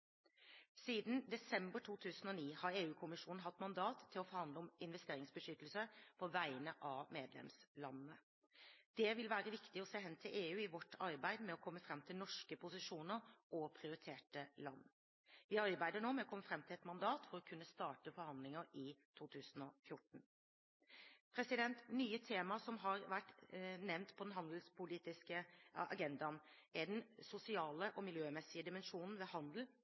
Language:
Norwegian Bokmål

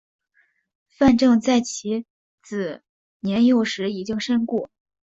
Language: Chinese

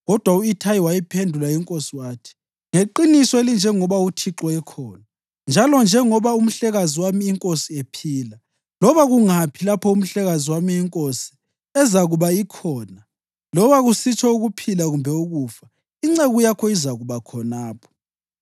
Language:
North Ndebele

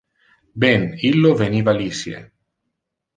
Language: Interlingua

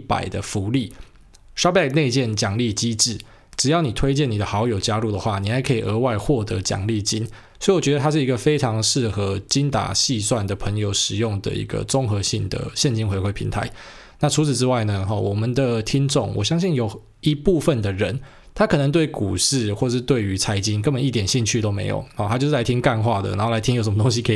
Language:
Chinese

